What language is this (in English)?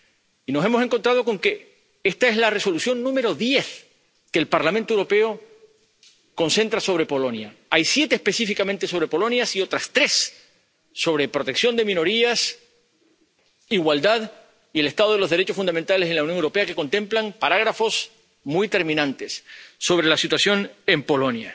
Spanish